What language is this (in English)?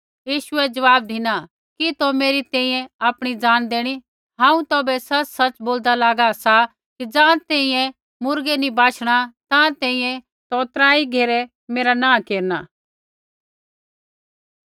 Kullu Pahari